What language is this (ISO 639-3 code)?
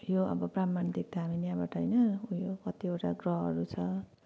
nep